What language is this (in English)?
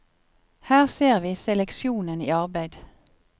Norwegian